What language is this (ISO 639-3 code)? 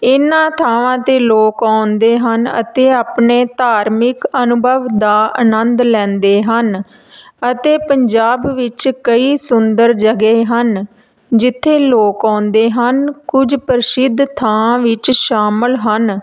pan